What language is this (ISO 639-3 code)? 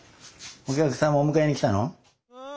jpn